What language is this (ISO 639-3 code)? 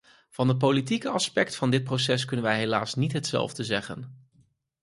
nld